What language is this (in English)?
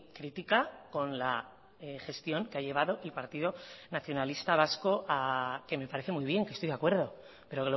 Spanish